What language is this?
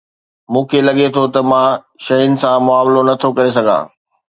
Sindhi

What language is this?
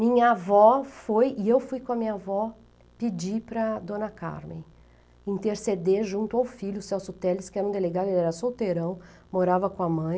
Portuguese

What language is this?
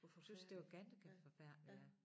Danish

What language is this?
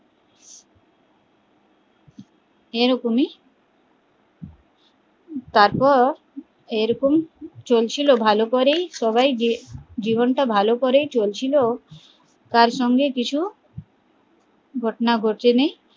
Bangla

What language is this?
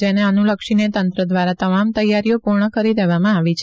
Gujarati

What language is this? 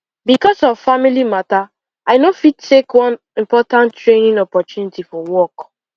Nigerian Pidgin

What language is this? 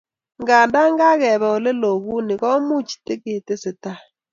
Kalenjin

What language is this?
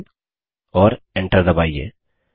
Hindi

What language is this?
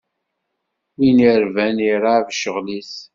Kabyle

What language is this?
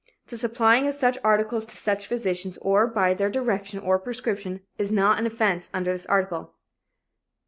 English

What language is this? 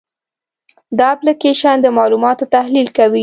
Pashto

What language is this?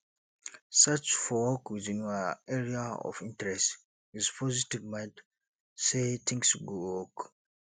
Nigerian Pidgin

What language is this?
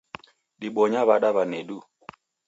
Taita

